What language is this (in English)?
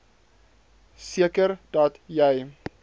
Afrikaans